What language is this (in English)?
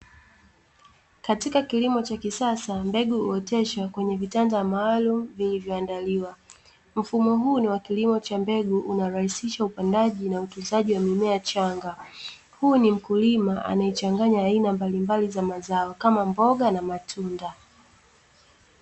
Swahili